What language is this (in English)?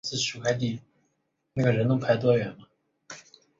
Chinese